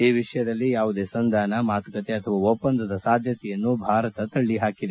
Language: Kannada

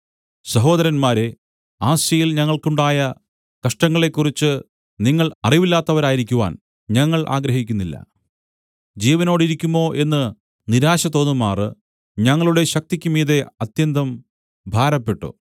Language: Malayalam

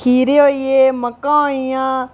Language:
Dogri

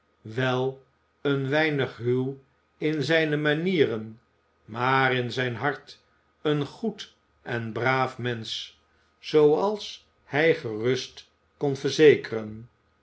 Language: Dutch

